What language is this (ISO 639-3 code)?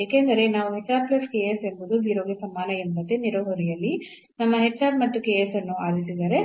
kan